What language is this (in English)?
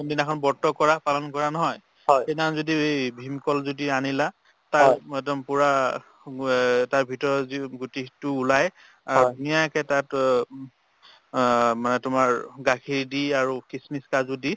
Assamese